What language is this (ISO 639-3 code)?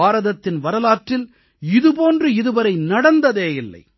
tam